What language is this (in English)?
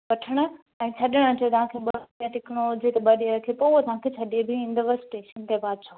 Sindhi